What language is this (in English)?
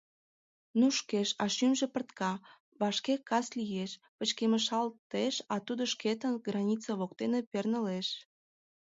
Mari